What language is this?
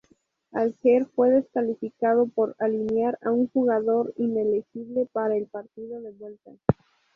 Spanish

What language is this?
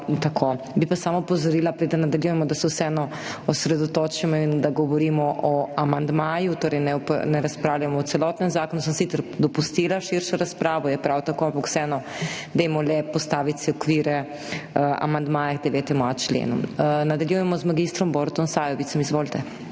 Slovenian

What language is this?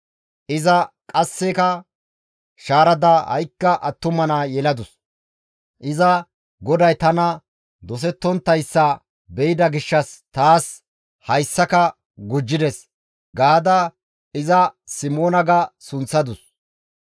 Gamo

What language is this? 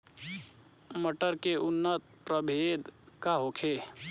Bhojpuri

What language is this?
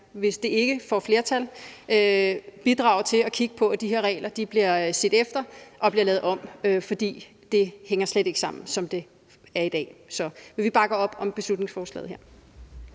Danish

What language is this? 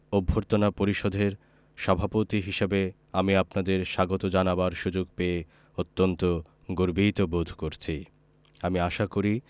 Bangla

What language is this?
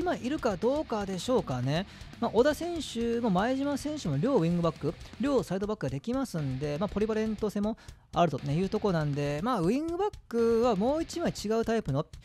Japanese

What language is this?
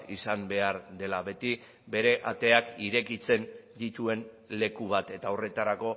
Basque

